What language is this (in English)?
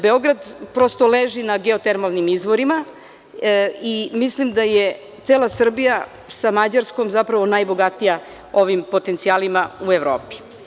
Serbian